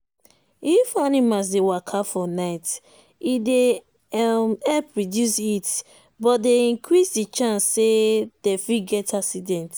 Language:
Nigerian Pidgin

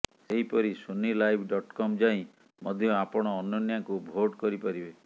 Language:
Odia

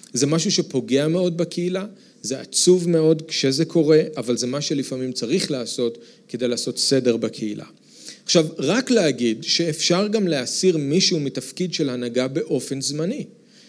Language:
Hebrew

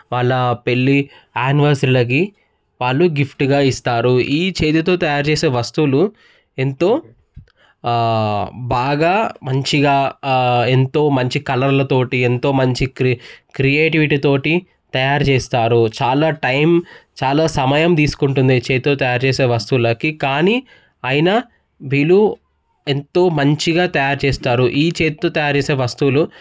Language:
Telugu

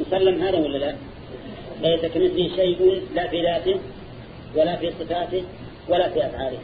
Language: Arabic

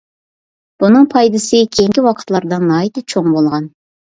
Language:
Uyghur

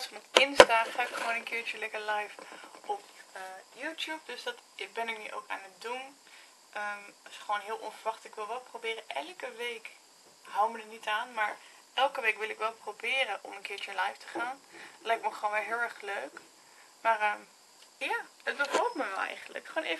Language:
Dutch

